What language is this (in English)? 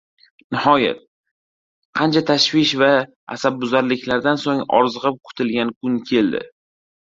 Uzbek